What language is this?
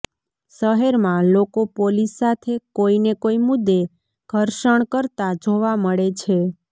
Gujarati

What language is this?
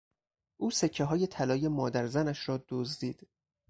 Persian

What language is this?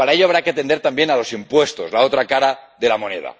Spanish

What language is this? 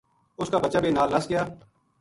Gujari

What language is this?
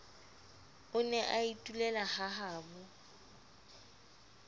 Southern Sotho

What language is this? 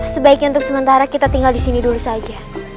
Indonesian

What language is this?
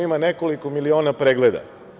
Serbian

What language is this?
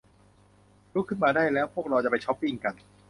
Thai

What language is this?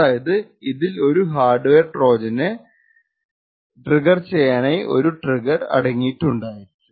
Malayalam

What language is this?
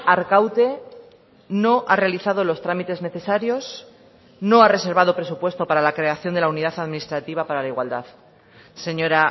Spanish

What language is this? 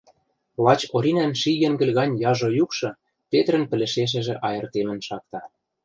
Western Mari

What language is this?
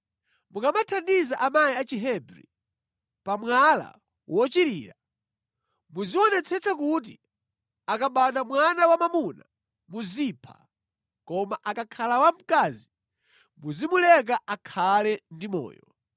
Nyanja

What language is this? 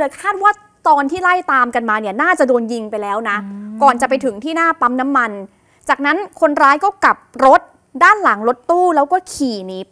Thai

